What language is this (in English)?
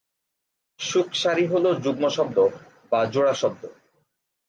Bangla